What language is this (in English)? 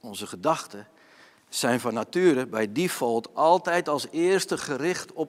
Dutch